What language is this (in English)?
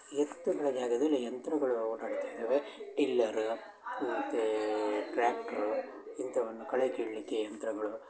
Kannada